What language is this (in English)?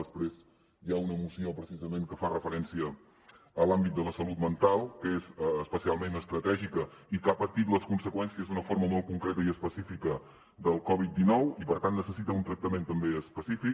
Catalan